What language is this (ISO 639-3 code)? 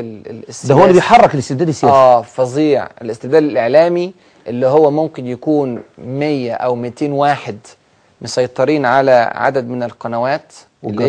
ara